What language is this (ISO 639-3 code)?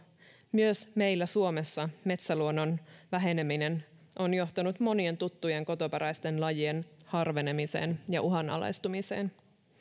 fin